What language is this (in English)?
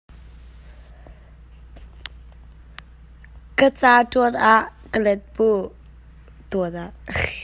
Hakha Chin